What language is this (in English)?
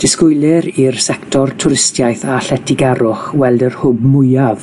Welsh